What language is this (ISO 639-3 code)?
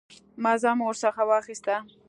pus